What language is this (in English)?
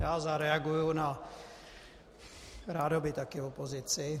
Czech